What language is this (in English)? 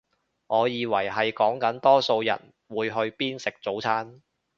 Cantonese